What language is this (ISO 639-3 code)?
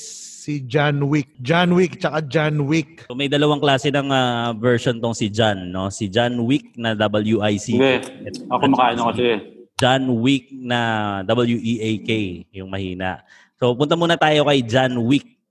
fil